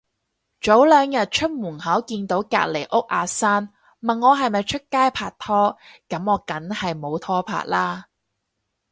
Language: Cantonese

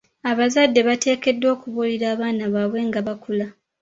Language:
Ganda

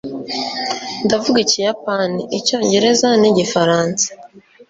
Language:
Kinyarwanda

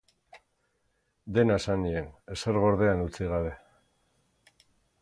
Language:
Basque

